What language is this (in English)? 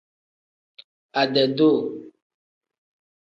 Tem